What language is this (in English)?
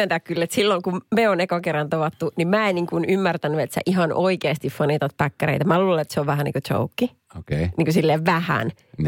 Finnish